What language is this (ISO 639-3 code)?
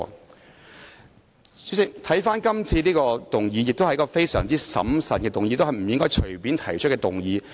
yue